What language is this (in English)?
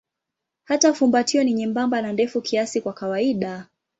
Swahili